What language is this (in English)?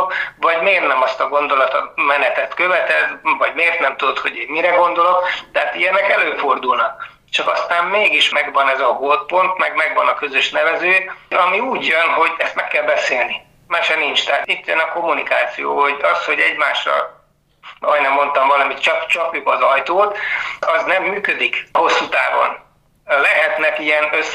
Hungarian